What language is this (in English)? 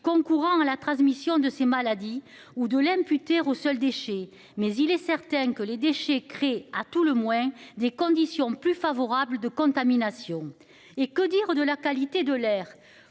French